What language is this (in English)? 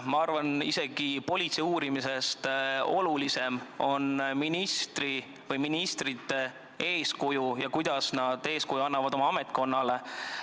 Estonian